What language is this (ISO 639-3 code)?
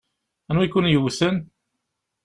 kab